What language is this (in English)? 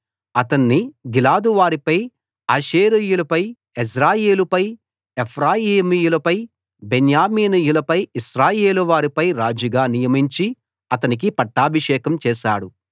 Telugu